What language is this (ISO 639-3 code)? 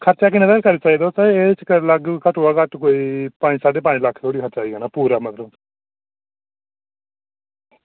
doi